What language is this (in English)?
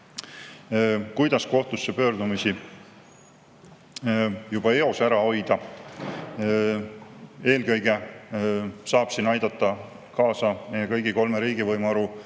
Estonian